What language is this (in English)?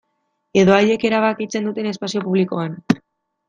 Basque